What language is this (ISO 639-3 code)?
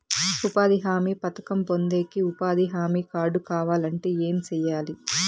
tel